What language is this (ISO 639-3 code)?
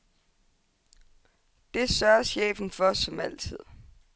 dan